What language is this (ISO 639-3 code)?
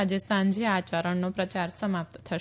guj